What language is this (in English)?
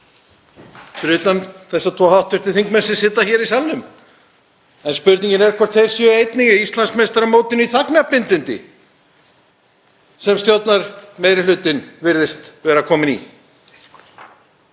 Icelandic